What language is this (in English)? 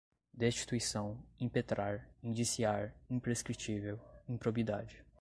Portuguese